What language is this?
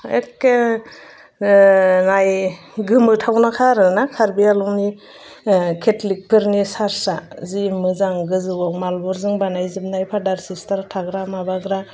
Bodo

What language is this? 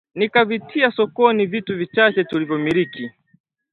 Swahili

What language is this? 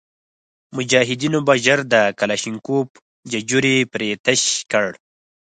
Pashto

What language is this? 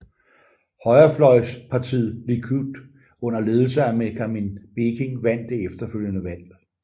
Danish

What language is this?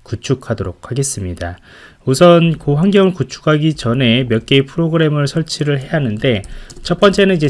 Korean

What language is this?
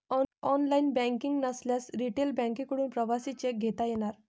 Marathi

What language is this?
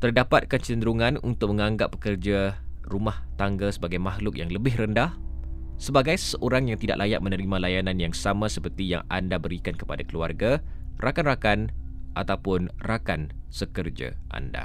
Malay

